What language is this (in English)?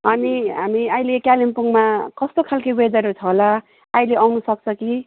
Nepali